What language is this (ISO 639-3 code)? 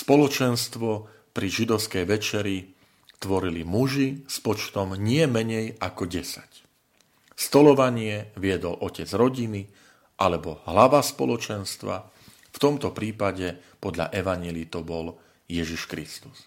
slk